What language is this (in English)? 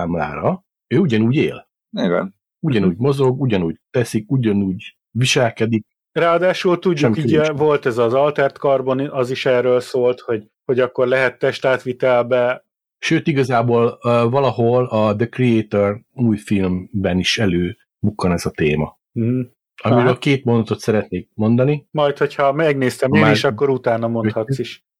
Hungarian